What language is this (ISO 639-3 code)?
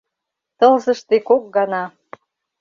chm